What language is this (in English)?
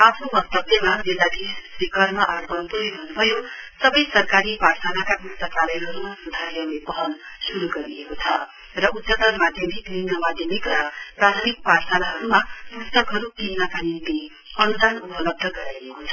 Nepali